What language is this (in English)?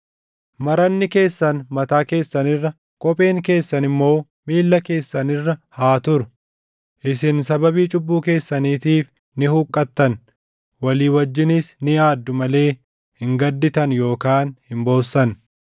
Oromo